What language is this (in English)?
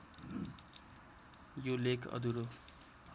Nepali